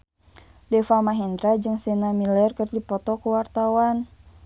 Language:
Sundanese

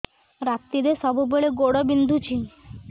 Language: Odia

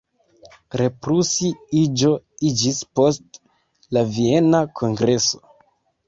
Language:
Esperanto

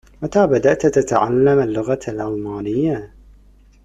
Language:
Arabic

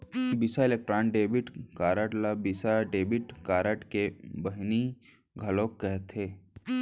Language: Chhattisgarhi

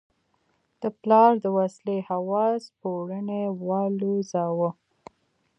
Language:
Pashto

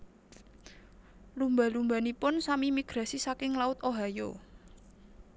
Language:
Javanese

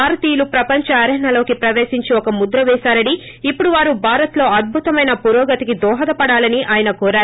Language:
Telugu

